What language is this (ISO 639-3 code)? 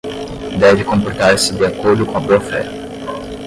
por